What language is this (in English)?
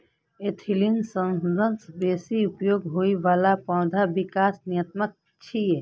Maithili